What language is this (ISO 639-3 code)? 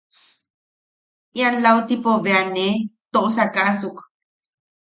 yaq